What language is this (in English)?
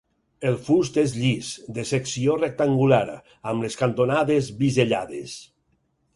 Catalan